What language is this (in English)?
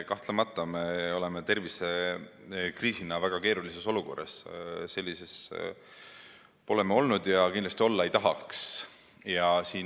Estonian